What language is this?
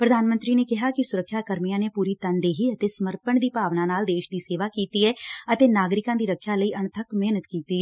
Punjabi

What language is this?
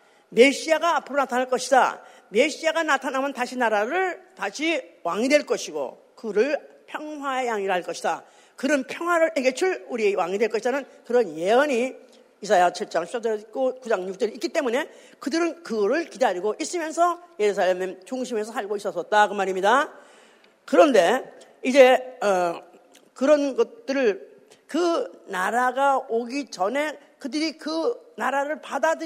Korean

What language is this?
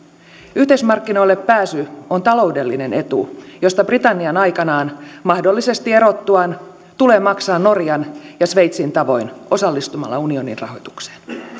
Finnish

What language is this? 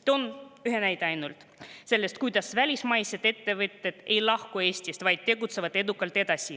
Estonian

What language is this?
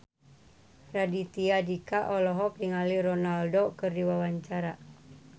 Sundanese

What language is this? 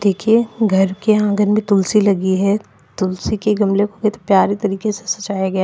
Hindi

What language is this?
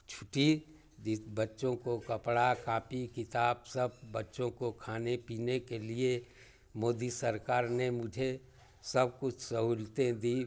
Hindi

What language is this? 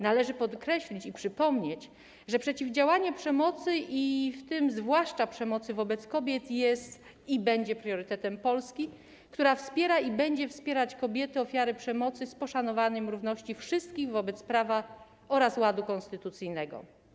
Polish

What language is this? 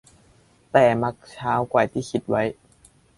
Thai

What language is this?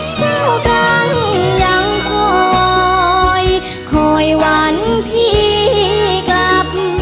Thai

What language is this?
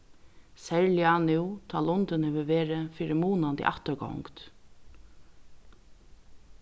Faroese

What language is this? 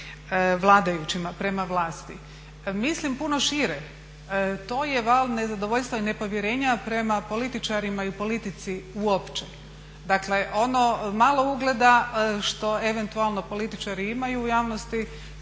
Croatian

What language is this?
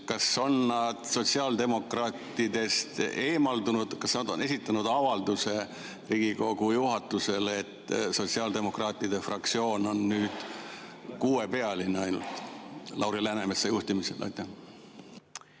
Estonian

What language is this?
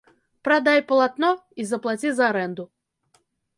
Belarusian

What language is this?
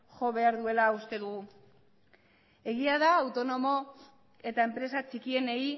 Basque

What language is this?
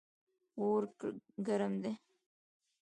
Pashto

